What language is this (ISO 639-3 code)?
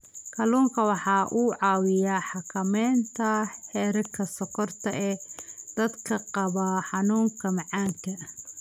som